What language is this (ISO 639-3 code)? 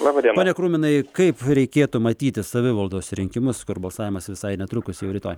lit